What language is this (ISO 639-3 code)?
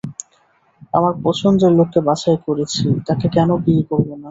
ben